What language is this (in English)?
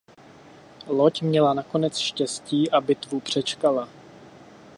Czech